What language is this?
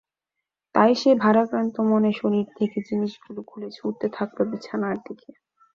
Bangla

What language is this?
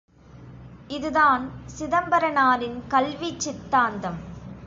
Tamil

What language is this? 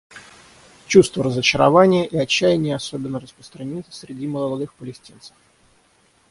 Russian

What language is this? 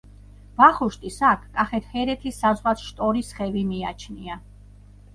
Georgian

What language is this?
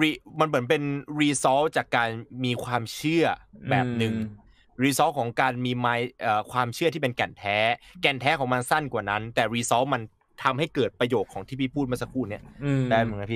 Thai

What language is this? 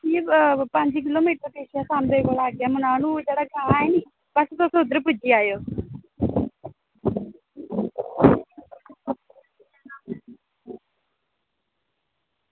Dogri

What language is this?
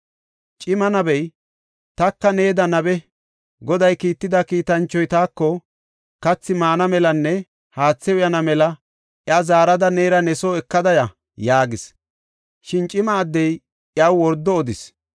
Gofa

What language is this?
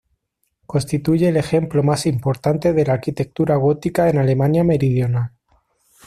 Spanish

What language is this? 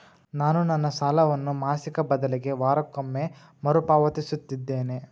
Kannada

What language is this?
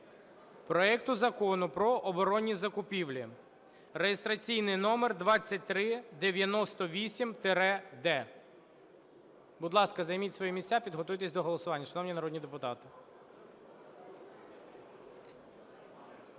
Ukrainian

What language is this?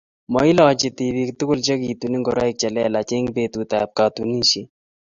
Kalenjin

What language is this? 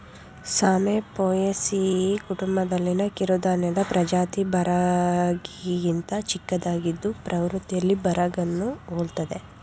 Kannada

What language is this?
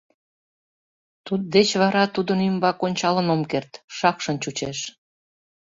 Mari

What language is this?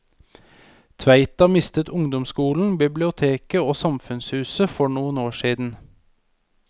Norwegian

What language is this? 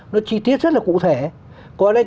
Vietnamese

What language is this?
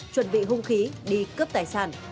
Vietnamese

